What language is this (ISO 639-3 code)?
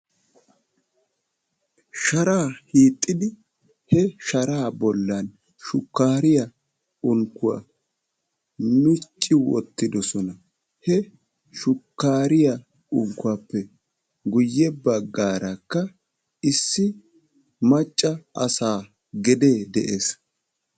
wal